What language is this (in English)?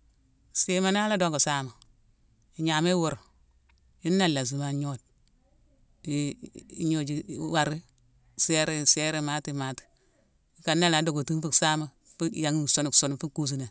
Mansoanka